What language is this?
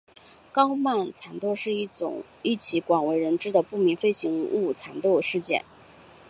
Chinese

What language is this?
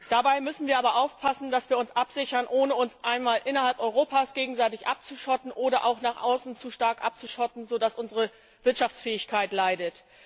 German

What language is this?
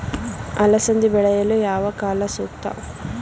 Kannada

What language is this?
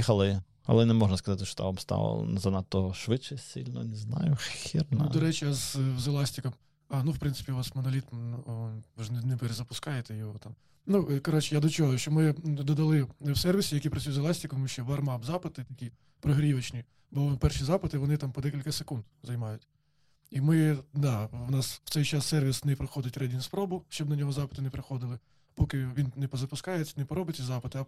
Ukrainian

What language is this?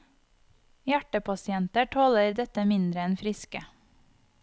Norwegian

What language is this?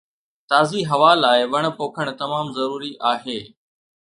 Sindhi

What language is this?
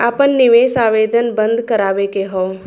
Bhojpuri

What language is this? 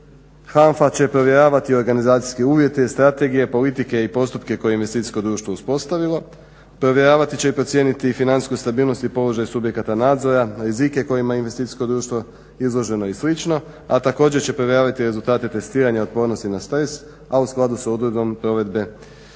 Croatian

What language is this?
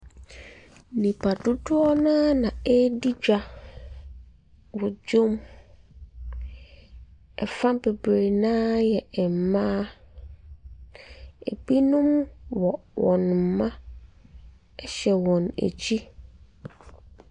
Akan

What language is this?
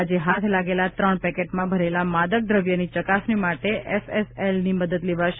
Gujarati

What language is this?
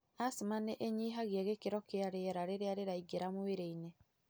Kikuyu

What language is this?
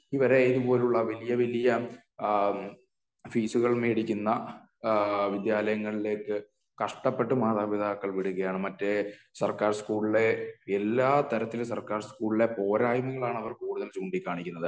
Malayalam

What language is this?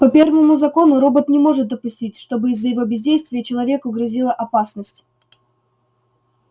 Russian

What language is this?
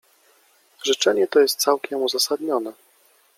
Polish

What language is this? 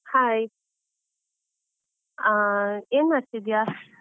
Kannada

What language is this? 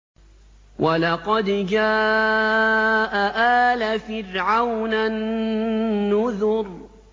Arabic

